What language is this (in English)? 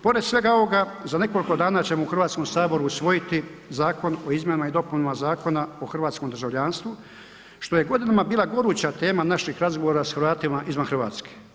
Croatian